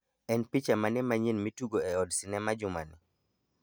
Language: Luo (Kenya and Tanzania)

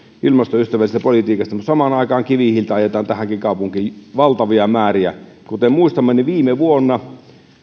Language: Finnish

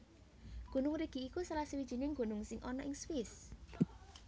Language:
Javanese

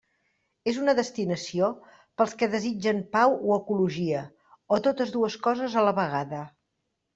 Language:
Catalan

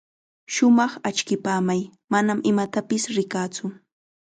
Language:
Chiquián Ancash Quechua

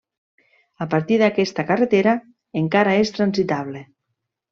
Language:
Catalan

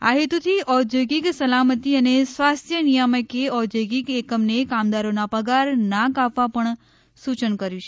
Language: Gujarati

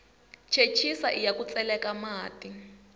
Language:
Tsonga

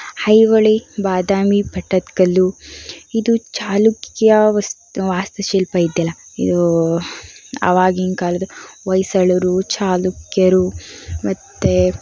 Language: Kannada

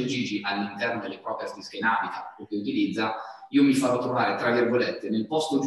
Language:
Italian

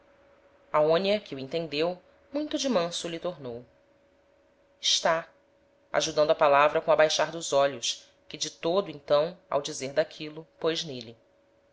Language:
Portuguese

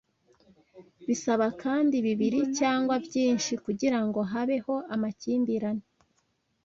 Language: Kinyarwanda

